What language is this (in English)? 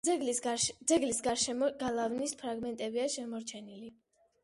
Georgian